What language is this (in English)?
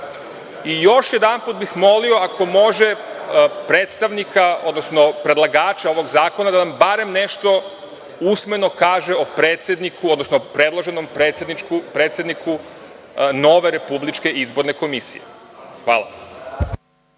Serbian